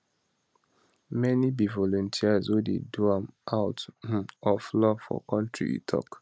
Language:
Nigerian Pidgin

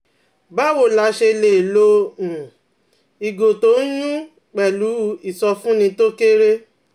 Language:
Yoruba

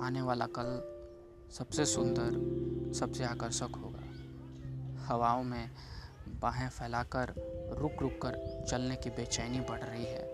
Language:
Hindi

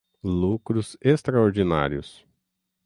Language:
Portuguese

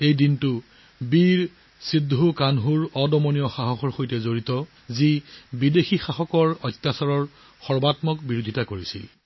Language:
Assamese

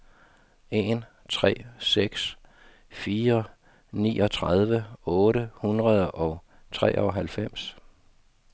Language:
Danish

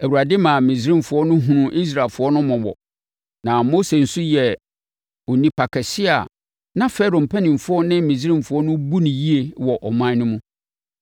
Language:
Akan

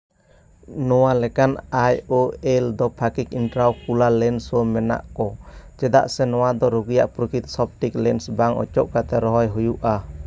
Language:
Santali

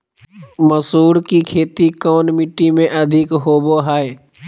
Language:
Magahi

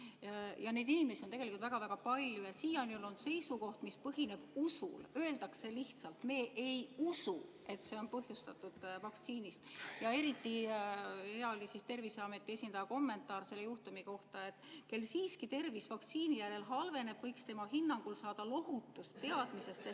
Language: Estonian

